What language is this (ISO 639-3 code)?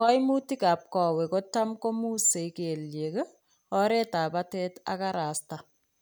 kln